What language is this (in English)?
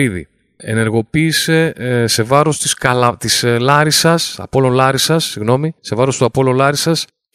Greek